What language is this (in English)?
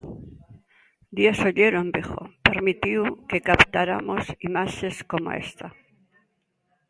Galician